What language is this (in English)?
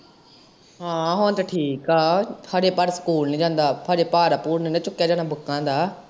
Punjabi